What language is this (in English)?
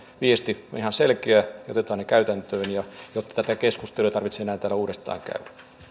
Finnish